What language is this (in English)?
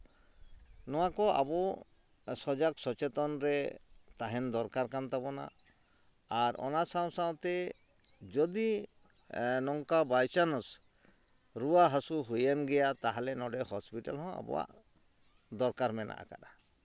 Santali